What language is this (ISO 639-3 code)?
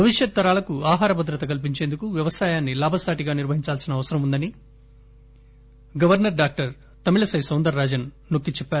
tel